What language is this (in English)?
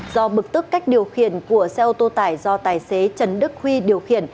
Vietnamese